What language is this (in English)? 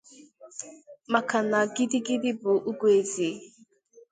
Igbo